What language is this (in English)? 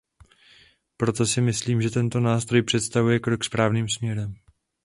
Czech